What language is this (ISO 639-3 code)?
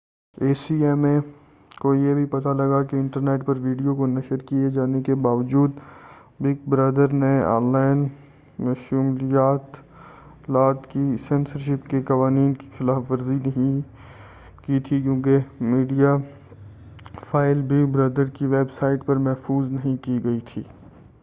urd